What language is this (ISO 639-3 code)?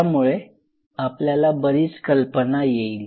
mar